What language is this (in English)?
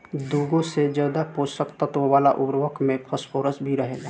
Bhojpuri